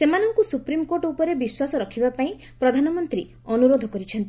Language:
Odia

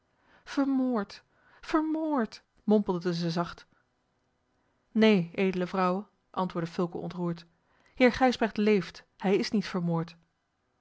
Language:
Dutch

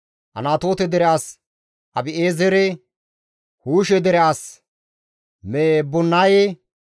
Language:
Gamo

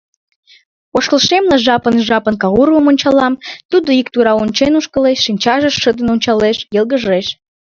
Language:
Mari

